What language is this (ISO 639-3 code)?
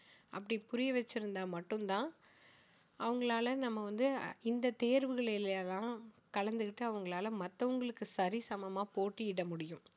tam